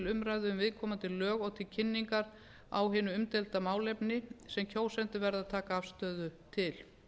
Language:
Icelandic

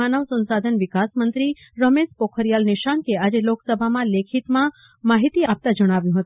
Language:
Gujarati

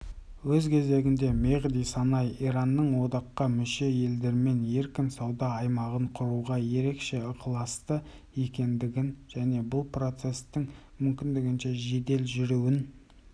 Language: Kazakh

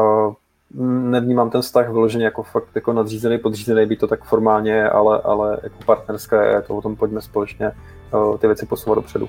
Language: Czech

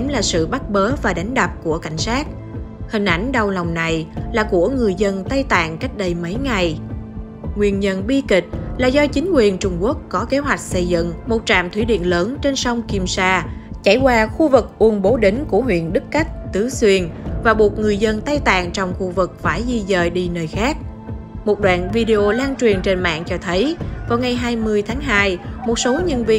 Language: Vietnamese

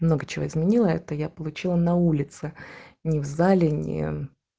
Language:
Russian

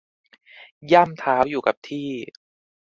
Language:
Thai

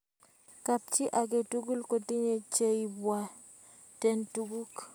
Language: Kalenjin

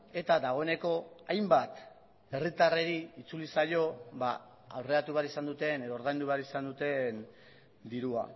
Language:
Basque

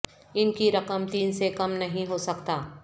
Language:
Urdu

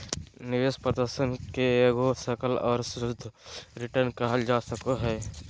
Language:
Magahi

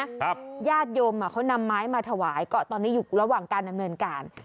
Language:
Thai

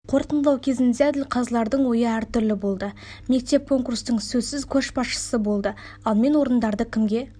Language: Kazakh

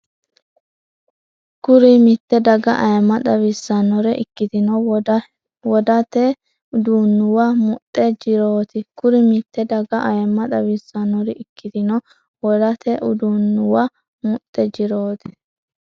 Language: Sidamo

